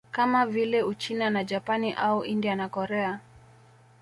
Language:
Swahili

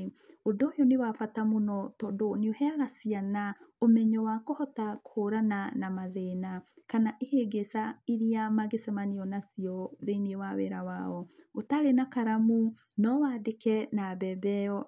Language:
Kikuyu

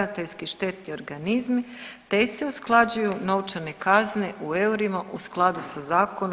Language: Croatian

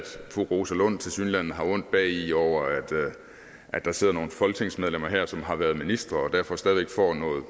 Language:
Danish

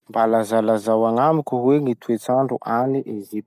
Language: Masikoro Malagasy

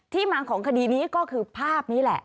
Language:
Thai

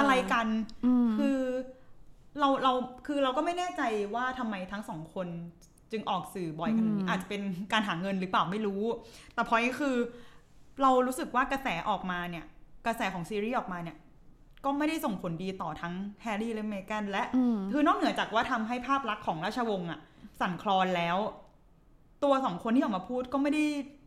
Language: Thai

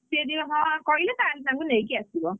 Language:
Odia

